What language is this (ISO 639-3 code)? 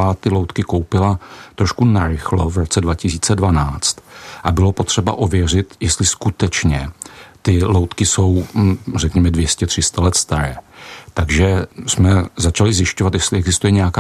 ces